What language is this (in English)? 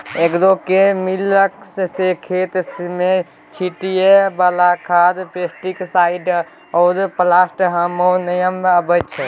Maithili